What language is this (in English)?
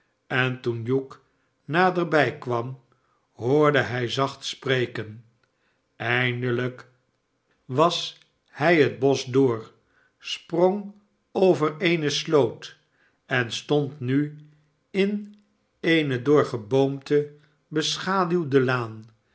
Dutch